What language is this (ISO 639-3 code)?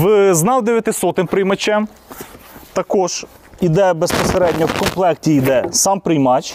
ukr